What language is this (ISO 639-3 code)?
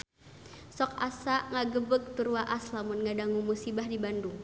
sun